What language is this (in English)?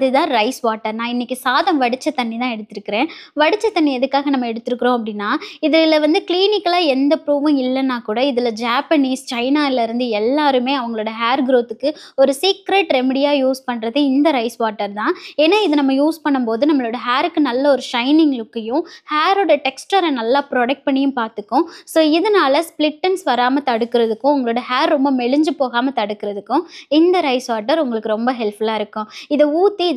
Turkish